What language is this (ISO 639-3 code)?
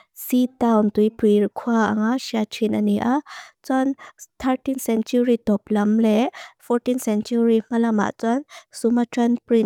lus